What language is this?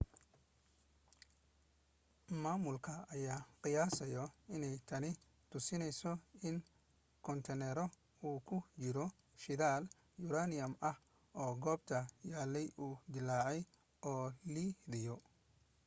Somali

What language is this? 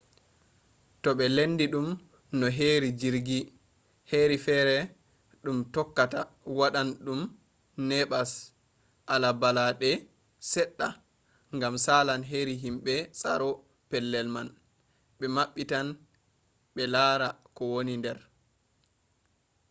Fula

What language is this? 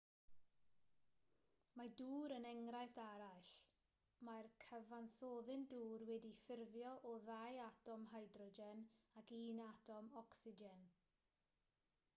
Welsh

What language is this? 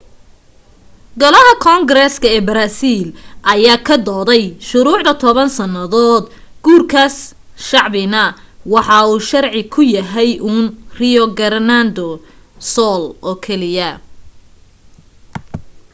Somali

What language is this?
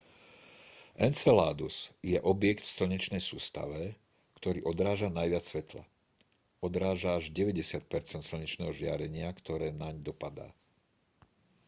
Slovak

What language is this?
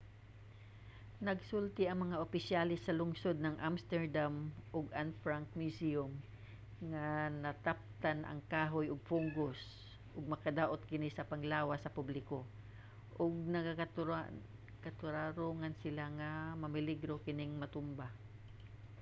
Cebuano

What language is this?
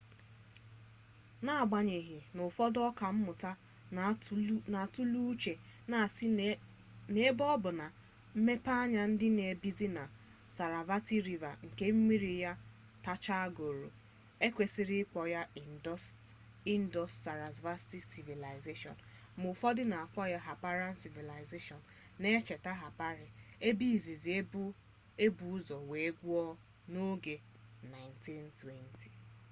Igbo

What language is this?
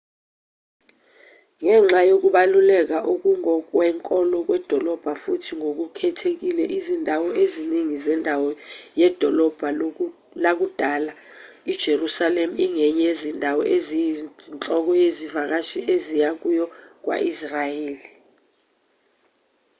Zulu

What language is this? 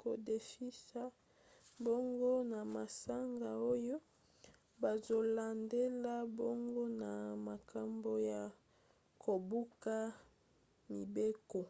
Lingala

